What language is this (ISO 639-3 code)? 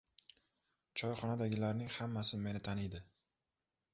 uzb